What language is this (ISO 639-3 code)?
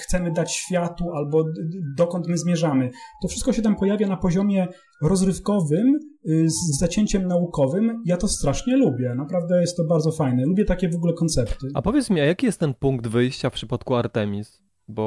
pol